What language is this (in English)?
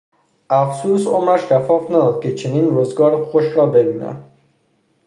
Persian